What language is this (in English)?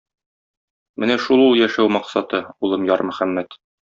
Tatar